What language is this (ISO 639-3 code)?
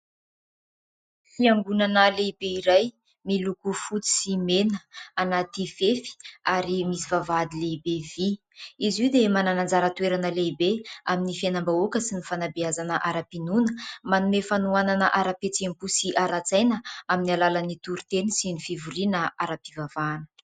mlg